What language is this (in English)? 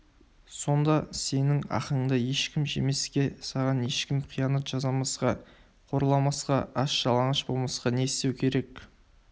Kazakh